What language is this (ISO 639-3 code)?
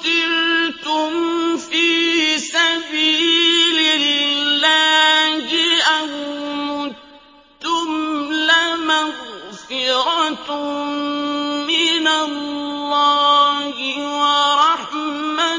ara